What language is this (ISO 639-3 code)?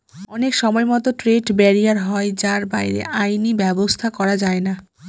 ben